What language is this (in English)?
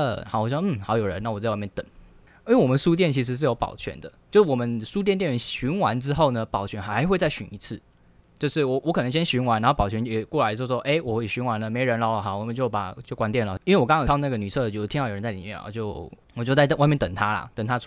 Chinese